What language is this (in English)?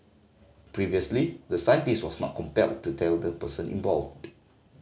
English